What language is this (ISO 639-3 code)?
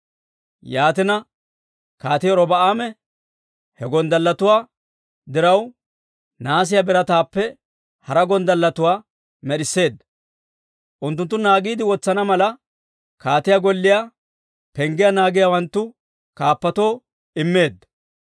dwr